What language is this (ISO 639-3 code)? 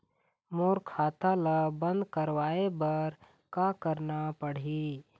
hne